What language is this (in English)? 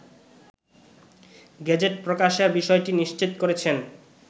Bangla